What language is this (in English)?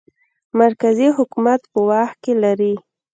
Pashto